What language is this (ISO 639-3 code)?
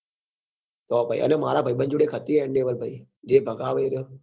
guj